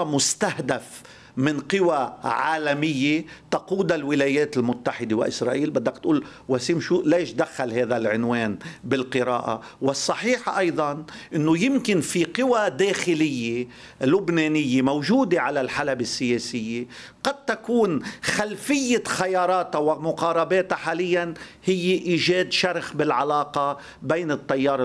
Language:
Arabic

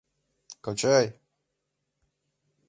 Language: Mari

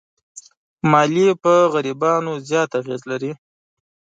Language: Pashto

